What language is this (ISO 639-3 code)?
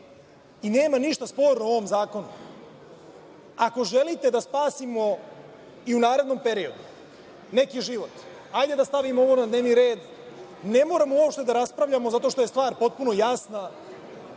srp